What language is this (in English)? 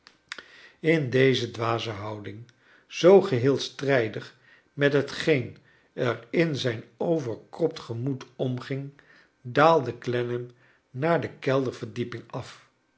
Dutch